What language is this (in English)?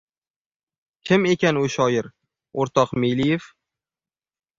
Uzbek